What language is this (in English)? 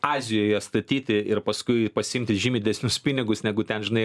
Lithuanian